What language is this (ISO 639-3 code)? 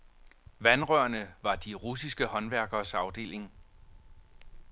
dan